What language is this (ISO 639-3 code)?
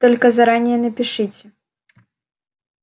rus